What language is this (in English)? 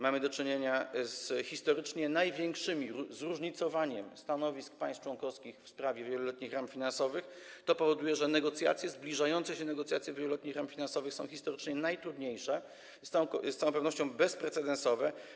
Polish